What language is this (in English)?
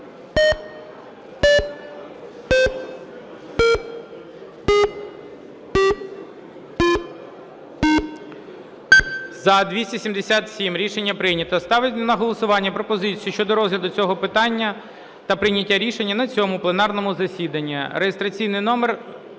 Ukrainian